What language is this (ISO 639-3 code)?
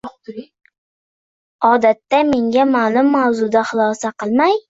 uzb